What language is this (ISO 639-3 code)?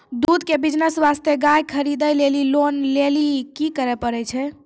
mai